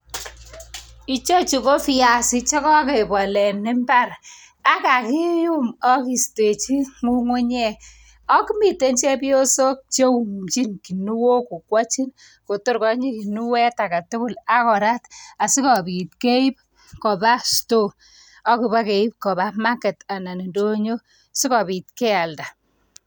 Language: Kalenjin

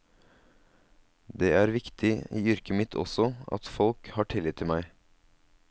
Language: Norwegian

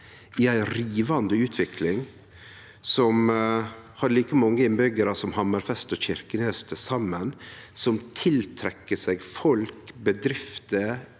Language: Norwegian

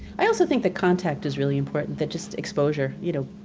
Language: English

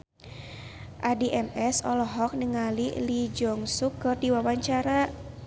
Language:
Sundanese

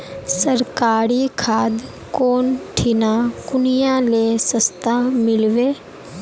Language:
Magahi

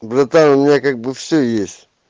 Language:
Russian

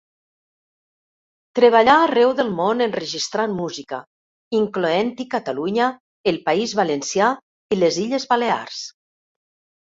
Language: Catalan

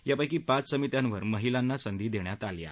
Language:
Marathi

